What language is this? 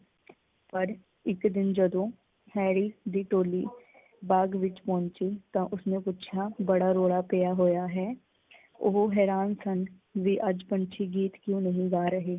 Punjabi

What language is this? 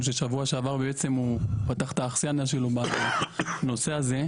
Hebrew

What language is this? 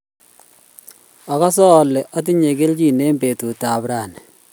Kalenjin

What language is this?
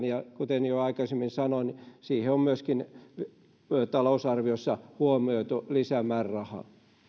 Finnish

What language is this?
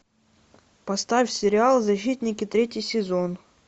Russian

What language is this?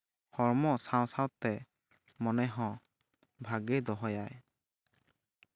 Santali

